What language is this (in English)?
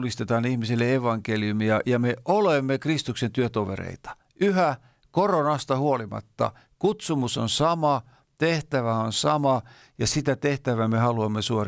Finnish